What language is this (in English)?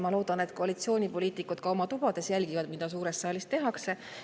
Estonian